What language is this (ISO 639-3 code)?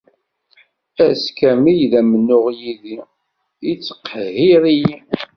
kab